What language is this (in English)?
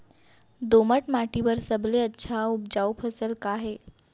Chhattisgarhi